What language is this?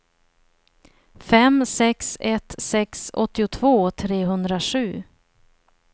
Swedish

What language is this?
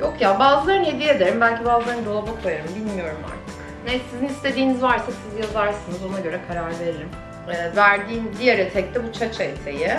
Turkish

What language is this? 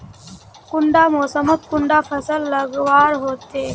Magahi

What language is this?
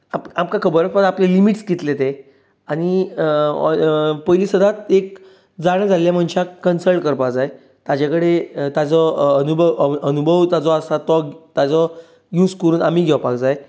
Konkani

